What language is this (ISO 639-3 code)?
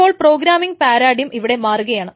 mal